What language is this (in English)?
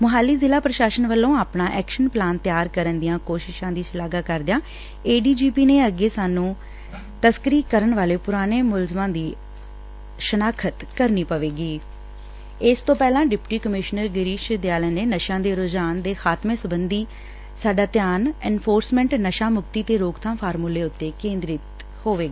Punjabi